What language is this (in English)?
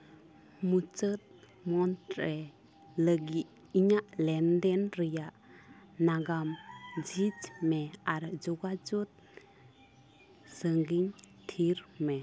Santali